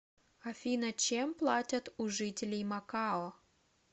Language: Russian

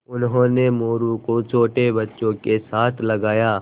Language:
Hindi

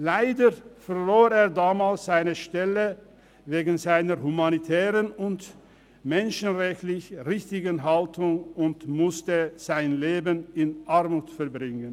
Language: Swiss German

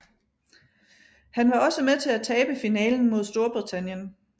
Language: Danish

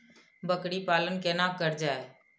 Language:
Maithili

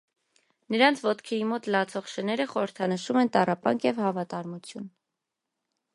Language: Armenian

